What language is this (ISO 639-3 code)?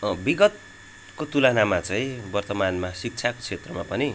nep